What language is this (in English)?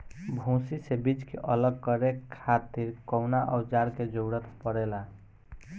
Bhojpuri